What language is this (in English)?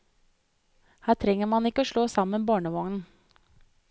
Norwegian